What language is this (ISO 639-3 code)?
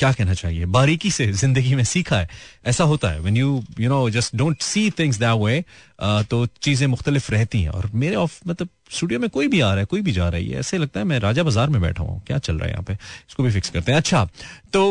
hin